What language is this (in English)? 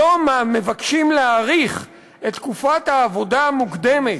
Hebrew